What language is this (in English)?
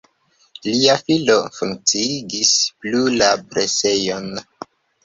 Esperanto